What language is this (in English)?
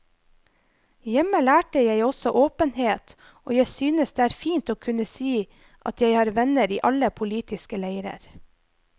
Norwegian